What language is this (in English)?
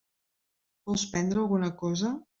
Catalan